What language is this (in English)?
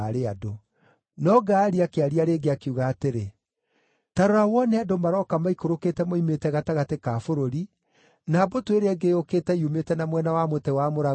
Kikuyu